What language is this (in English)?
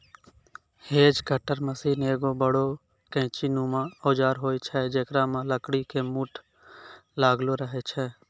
Maithili